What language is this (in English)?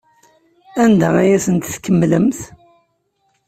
Kabyle